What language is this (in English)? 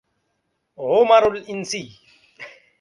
Arabic